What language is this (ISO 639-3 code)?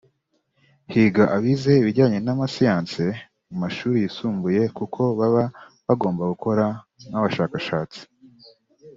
kin